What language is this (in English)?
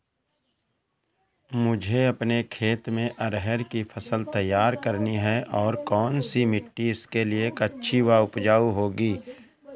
Hindi